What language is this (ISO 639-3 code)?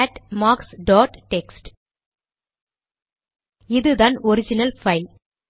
tam